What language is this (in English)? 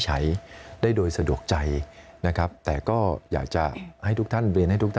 Thai